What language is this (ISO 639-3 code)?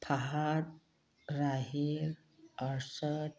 mni